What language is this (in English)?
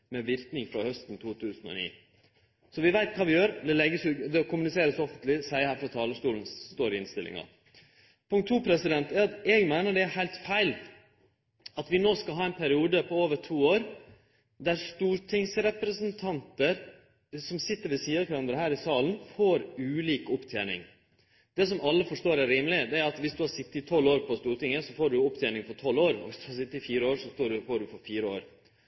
Norwegian Nynorsk